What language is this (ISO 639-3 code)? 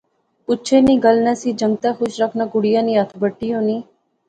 phr